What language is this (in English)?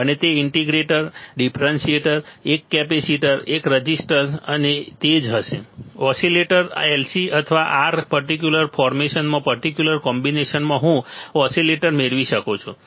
Gujarati